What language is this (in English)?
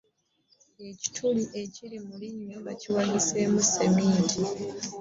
Ganda